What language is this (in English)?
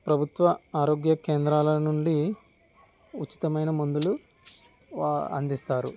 Telugu